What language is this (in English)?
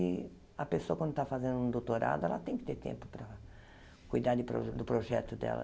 Portuguese